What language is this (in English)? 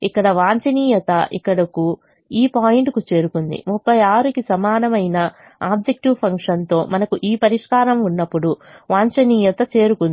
Telugu